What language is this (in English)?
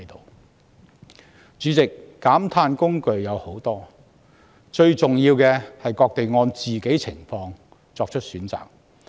Cantonese